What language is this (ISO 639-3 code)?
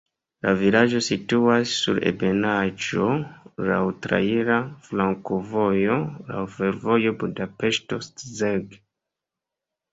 epo